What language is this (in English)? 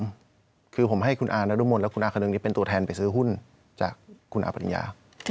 Thai